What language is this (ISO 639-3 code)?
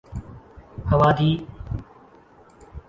urd